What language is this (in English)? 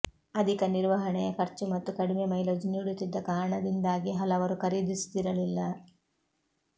Kannada